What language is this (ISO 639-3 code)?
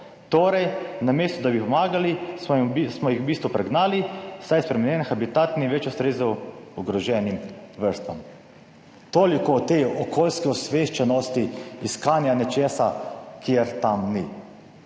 slv